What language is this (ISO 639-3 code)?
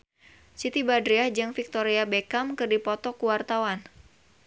sun